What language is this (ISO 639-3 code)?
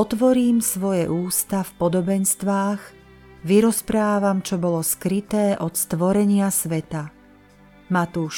slk